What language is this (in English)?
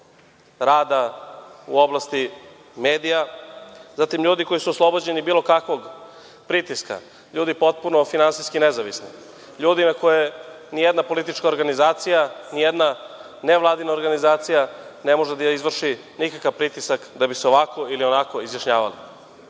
Serbian